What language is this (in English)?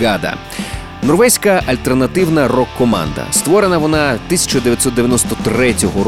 Ukrainian